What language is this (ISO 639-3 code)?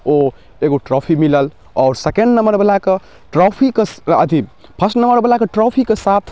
mai